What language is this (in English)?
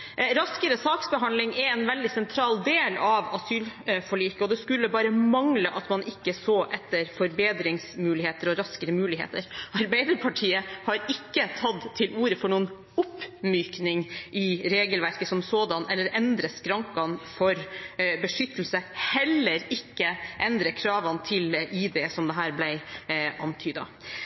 Norwegian Bokmål